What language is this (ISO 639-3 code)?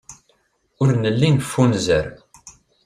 kab